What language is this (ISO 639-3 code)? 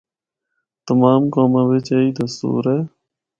hno